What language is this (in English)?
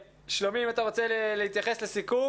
Hebrew